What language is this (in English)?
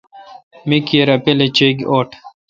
Kalkoti